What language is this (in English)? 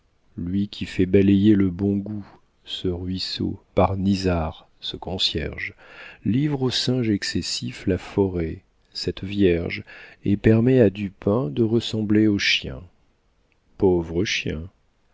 French